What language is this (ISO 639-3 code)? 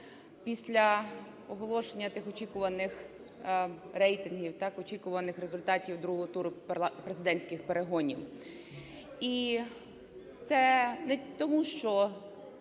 ukr